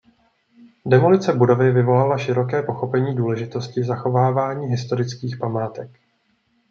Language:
Czech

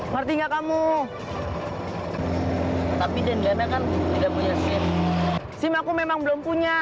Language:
Indonesian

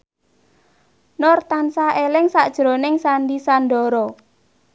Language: Javanese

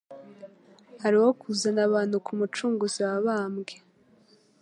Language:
Kinyarwanda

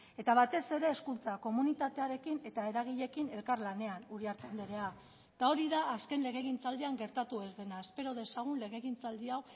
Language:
Basque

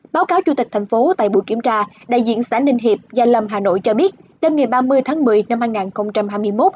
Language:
Vietnamese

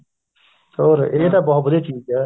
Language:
Punjabi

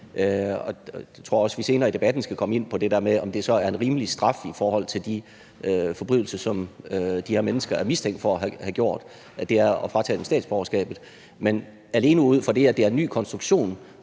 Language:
Danish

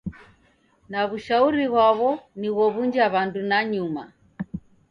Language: Taita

